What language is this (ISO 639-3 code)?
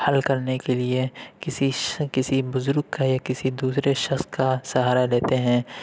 urd